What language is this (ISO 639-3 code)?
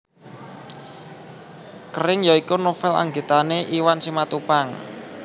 jav